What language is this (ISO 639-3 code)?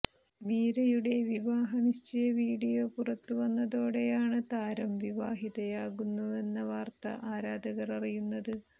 mal